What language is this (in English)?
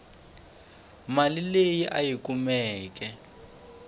Tsonga